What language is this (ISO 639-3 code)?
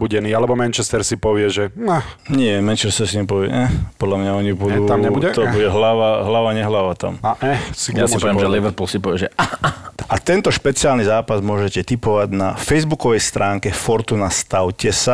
slk